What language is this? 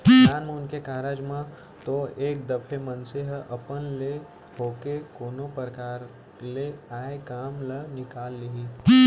Chhattisgarhi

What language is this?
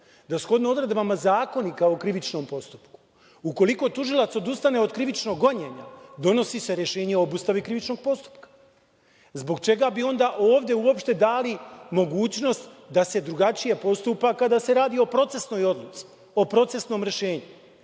Serbian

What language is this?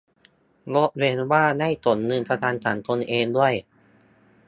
Thai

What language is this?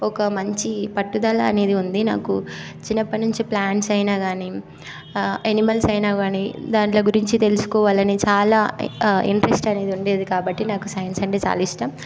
Telugu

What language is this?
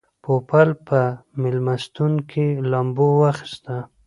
Pashto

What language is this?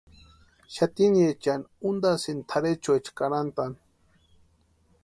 Western Highland Purepecha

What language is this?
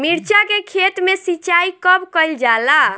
Bhojpuri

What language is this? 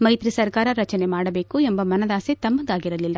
Kannada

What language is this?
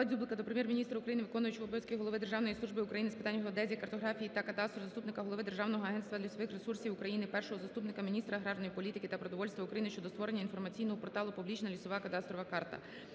Ukrainian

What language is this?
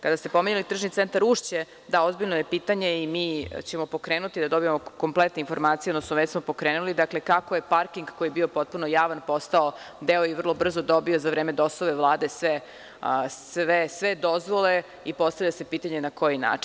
Serbian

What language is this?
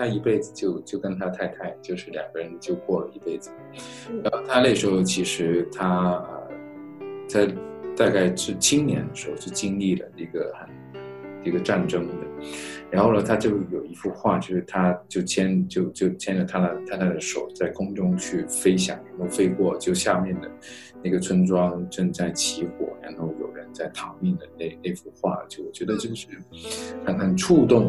Chinese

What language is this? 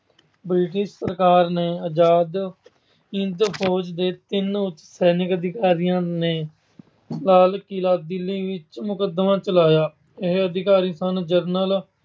Punjabi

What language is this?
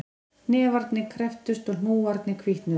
Icelandic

